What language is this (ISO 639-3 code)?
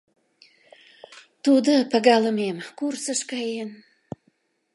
chm